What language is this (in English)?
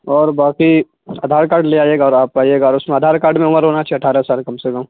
Urdu